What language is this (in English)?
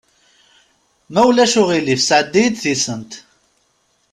Kabyle